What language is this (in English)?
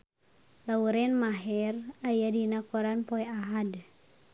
Sundanese